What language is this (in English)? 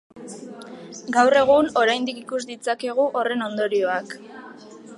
Basque